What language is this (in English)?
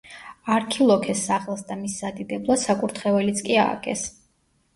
Georgian